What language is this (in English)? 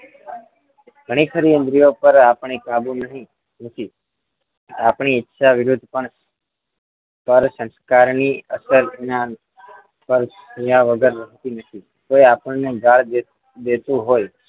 Gujarati